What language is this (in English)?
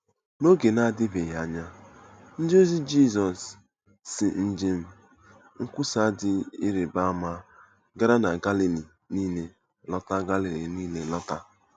Igbo